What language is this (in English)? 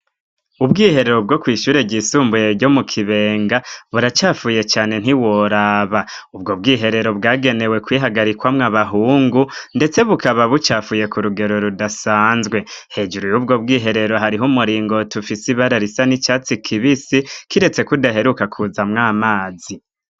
Rundi